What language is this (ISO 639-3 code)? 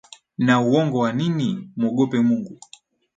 swa